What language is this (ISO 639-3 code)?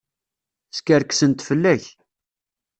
kab